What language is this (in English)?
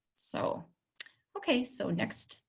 English